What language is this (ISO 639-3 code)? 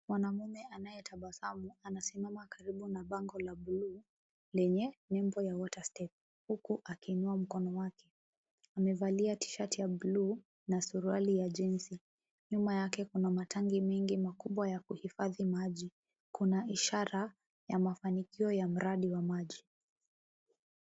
swa